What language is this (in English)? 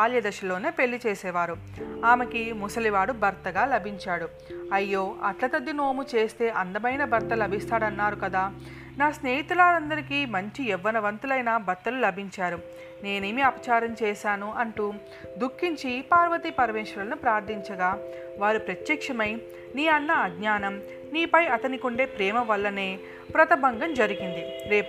Telugu